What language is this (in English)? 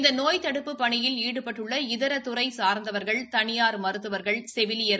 Tamil